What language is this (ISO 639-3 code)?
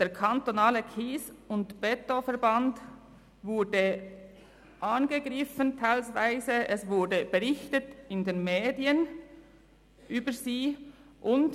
gsw